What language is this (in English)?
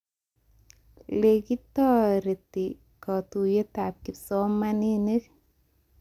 Kalenjin